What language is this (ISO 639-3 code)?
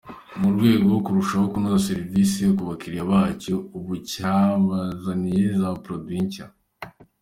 kin